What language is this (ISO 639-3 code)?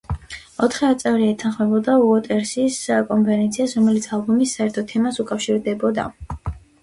kat